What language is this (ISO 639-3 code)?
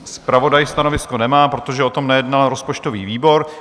ces